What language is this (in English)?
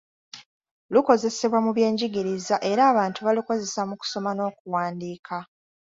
Ganda